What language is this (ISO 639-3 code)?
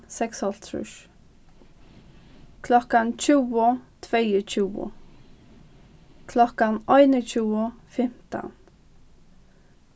fao